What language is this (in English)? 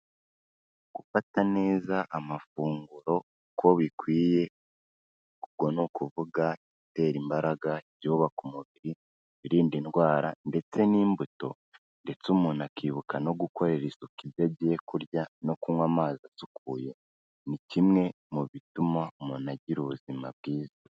Kinyarwanda